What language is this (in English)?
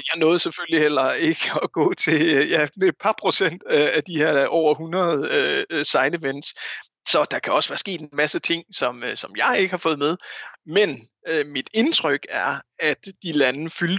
Danish